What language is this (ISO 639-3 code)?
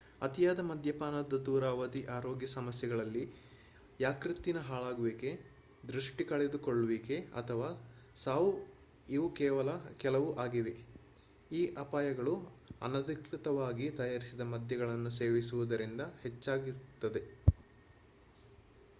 kan